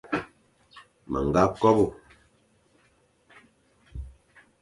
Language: Fang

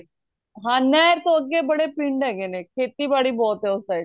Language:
Punjabi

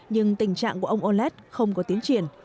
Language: Vietnamese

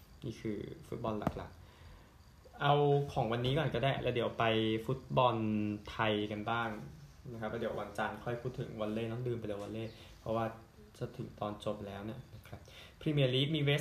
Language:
Thai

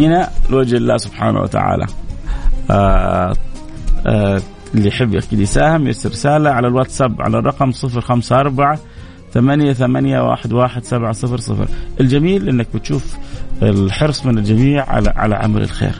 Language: Arabic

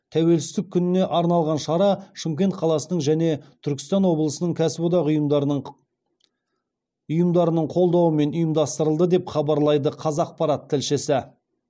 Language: Kazakh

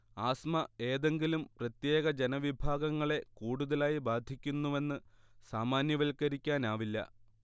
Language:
Malayalam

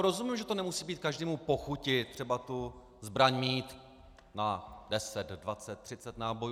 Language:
Czech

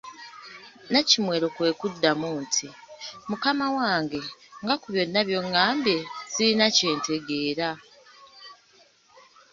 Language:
Ganda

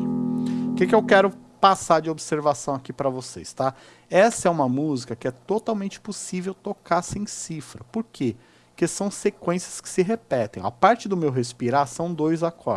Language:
Portuguese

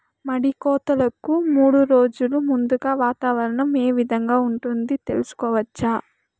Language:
Telugu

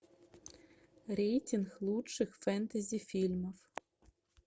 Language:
Russian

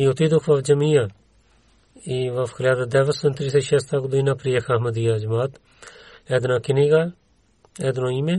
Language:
Bulgarian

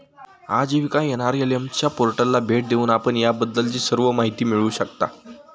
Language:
Marathi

